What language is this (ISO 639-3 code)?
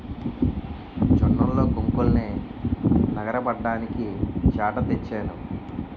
tel